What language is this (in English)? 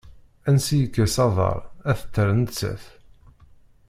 Kabyle